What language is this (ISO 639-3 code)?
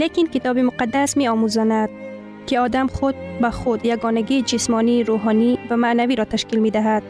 fas